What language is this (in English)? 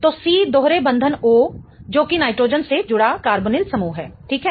Hindi